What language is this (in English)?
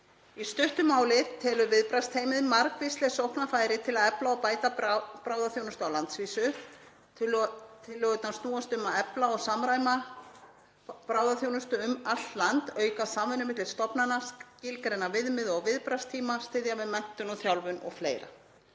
Icelandic